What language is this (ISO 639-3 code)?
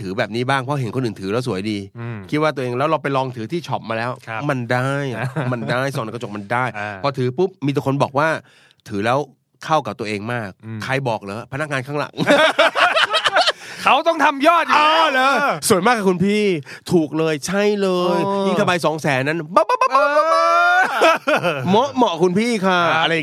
tha